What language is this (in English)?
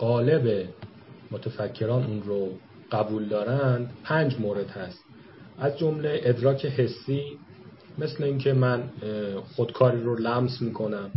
Persian